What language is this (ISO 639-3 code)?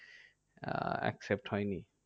ben